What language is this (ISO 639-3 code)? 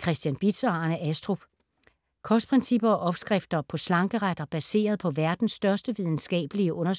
dan